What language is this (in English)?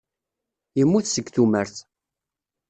Kabyle